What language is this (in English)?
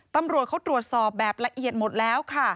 Thai